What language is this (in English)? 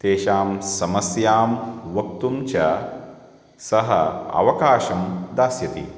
Sanskrit